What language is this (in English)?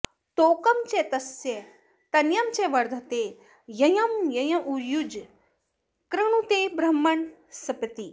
Sanskrit